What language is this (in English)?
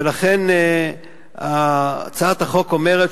Hebrew